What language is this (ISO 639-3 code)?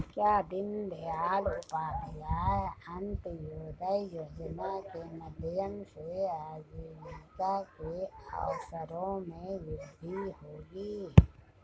hin